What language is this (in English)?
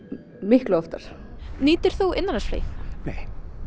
Icelandic